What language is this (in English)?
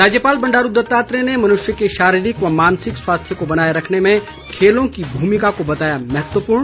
Hindi